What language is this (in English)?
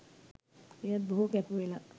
Sinhala